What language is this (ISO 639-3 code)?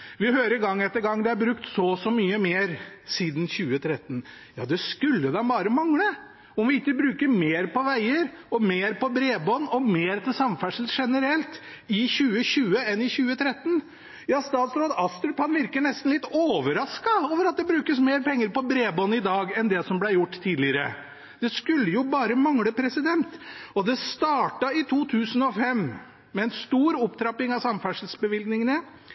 nob